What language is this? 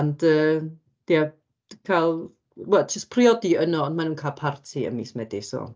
Welsh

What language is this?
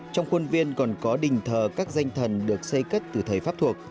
Vietnamese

